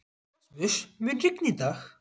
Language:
Icelandic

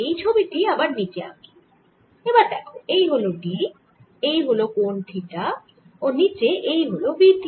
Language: Bangla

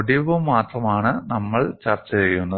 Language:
Malayalam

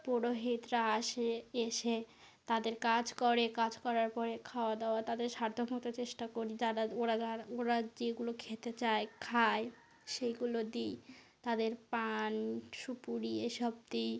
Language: Bangla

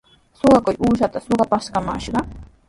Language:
Sihuas Ancash Quechua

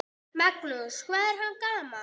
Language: Icelandic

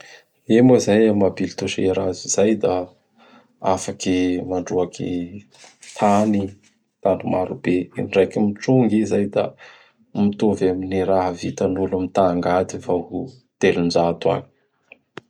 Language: Bara Malagasy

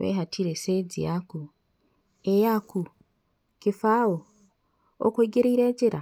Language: Kikuyu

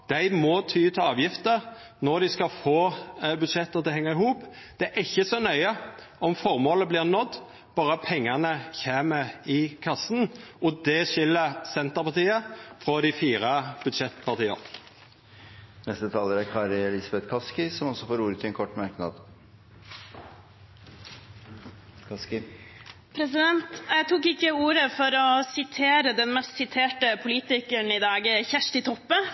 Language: Norwegian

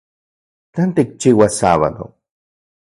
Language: Central Puebla Nahuatl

